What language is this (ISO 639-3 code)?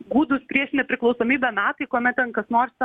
lit